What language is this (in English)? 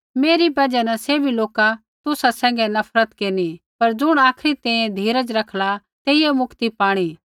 Kullu Pahari